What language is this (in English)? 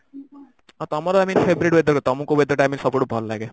Odia